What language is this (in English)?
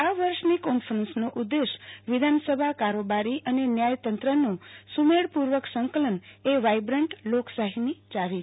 Gujarati